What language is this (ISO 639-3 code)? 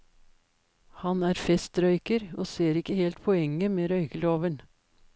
nor